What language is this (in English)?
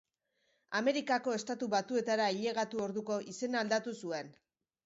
Basque